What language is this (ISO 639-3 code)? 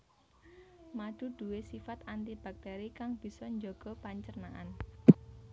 jav